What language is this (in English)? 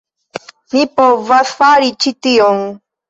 Esperanto